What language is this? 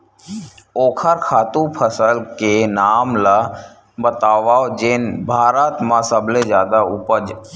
Chhattisgarhi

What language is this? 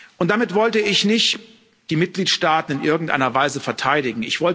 German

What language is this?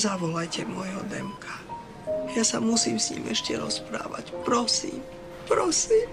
Slovak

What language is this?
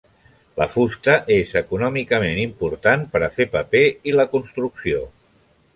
Catalan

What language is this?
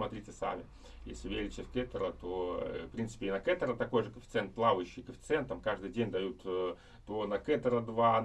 Russian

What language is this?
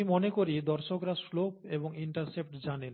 Bangla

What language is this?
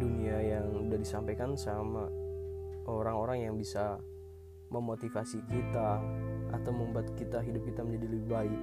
Indonesian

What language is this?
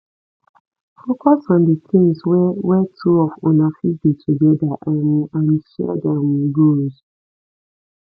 Nigerian Pidgin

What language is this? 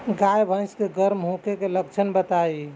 Bhojpuri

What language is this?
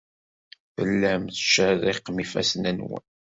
Kabyle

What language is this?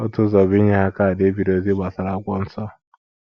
Igbo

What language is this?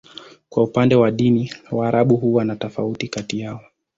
Swahili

